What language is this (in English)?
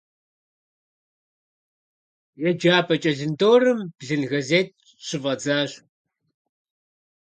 Kabardian